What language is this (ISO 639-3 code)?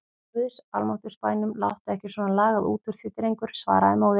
isl